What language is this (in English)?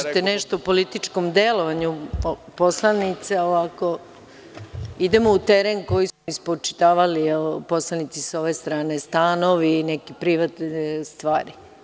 Serbian